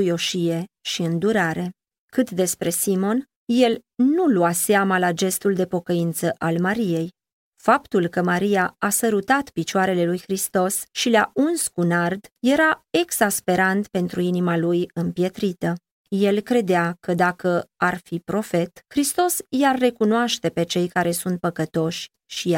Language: Romanian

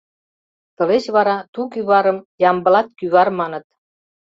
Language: Mari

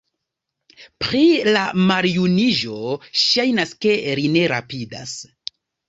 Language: Esperanto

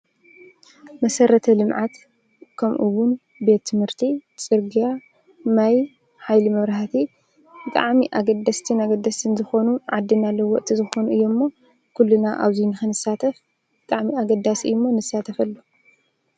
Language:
Tigrinya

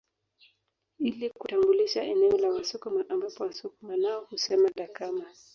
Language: Swahili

